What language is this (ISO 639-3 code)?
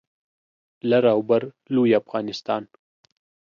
pus